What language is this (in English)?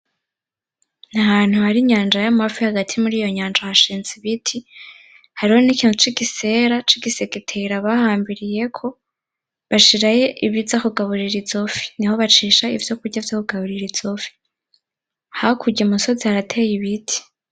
Rundi